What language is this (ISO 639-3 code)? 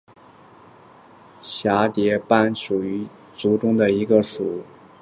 zho